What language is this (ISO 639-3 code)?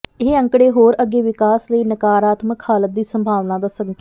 pan